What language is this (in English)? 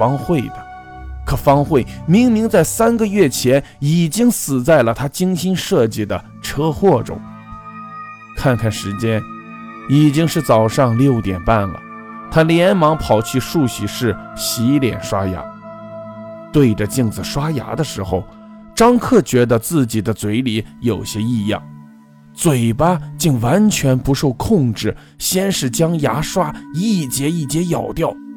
Chinese